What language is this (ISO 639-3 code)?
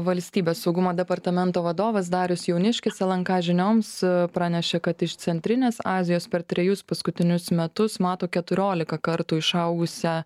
lit